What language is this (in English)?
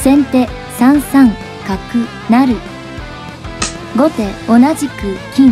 Japanese